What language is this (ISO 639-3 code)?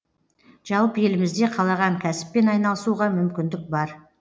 kaz